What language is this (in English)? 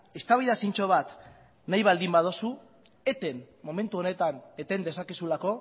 Basque